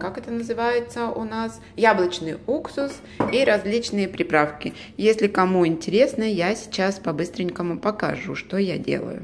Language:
Russian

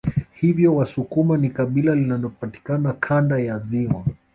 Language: Swahili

